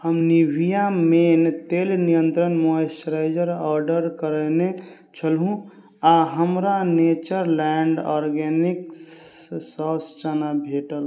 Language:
Maithili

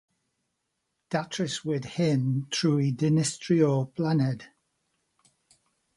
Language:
Welsh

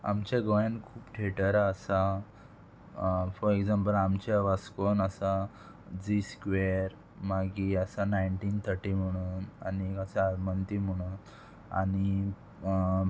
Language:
Konkani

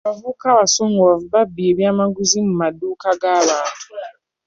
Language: Ganda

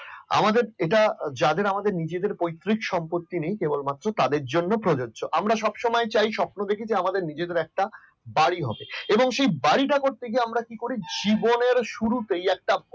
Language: Bangla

